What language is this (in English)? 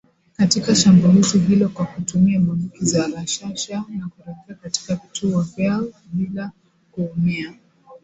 Swahili